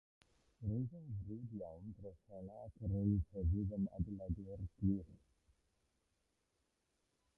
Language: Welsh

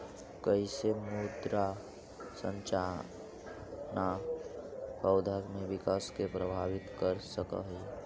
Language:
Magahi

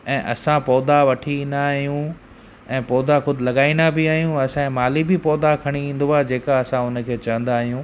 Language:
Sindhi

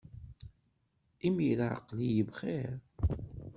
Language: Kabyle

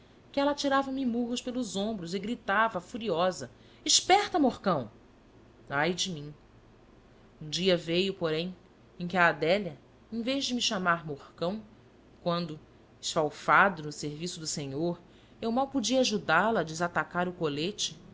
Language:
Portuguese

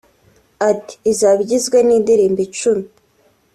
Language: Kinyarwanda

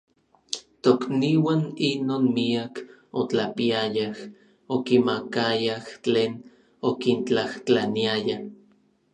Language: Orizaba Nahuatl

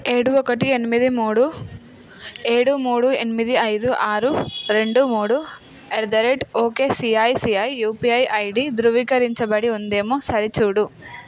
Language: Telugu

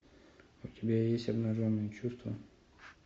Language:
Russian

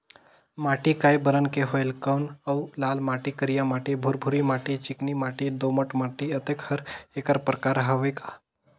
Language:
Chhattisgarhi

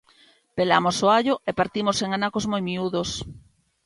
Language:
Galician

